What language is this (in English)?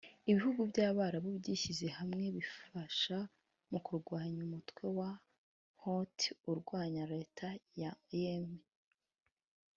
Kinyarwanda